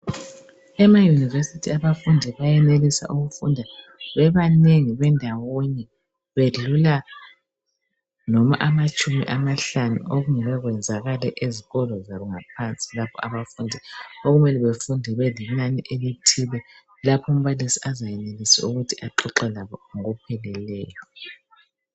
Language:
North Ndebele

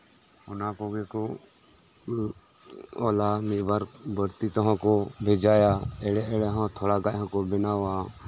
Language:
Santali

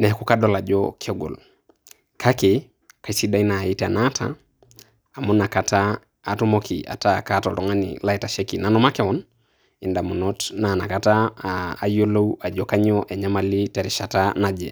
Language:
Masai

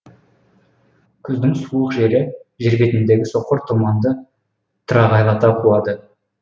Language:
Kazakh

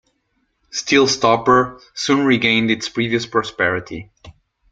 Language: English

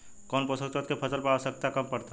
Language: Bhojpuri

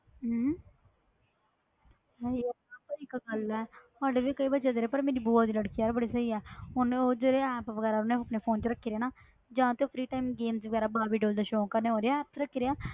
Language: Punjabi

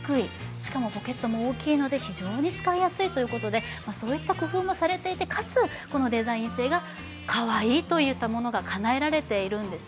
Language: Japanese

